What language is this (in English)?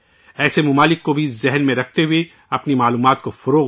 Urdu